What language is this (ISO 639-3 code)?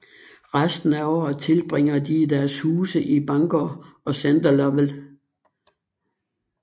dan